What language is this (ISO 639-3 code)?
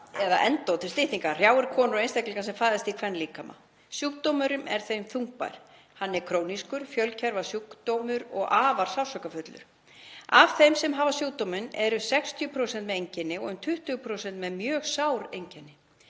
isl